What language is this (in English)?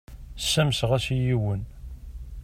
Kabyle